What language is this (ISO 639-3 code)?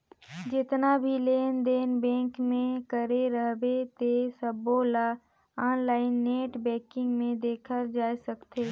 hne